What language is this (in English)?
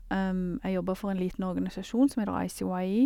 Norwegian